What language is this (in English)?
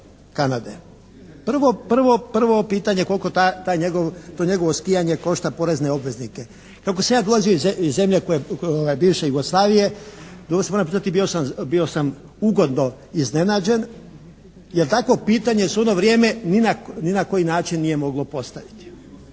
Croatian